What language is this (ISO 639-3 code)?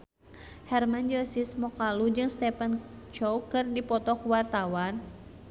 sun